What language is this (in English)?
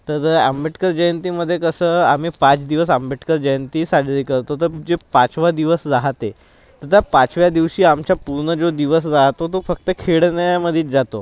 Marathi